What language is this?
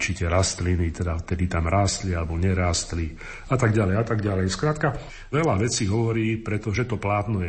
Slovak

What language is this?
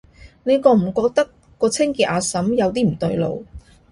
Cantonese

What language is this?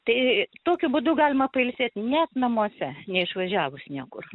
Lithuanian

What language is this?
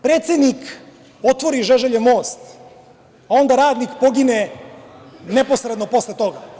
Serbian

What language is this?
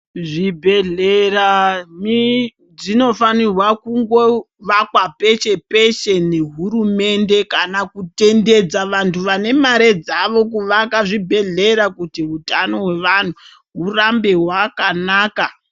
Ndau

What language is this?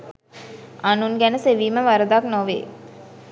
Sinhala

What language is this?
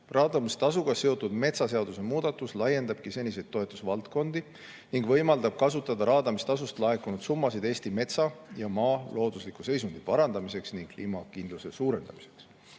Estonian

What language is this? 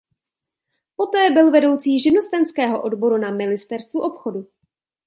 Czech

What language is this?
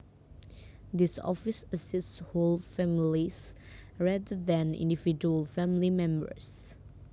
Javanese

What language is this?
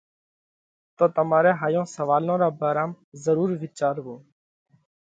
Parkari Koli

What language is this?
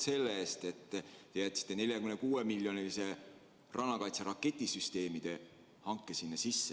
Estonian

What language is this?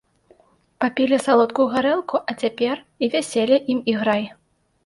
Belarusian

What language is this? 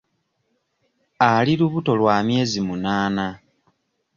Ganda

